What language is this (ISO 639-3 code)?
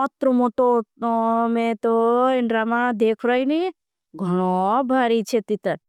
bhb